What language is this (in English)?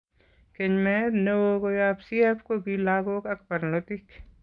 Kalenjin